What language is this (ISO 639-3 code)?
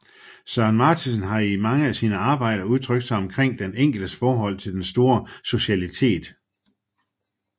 dan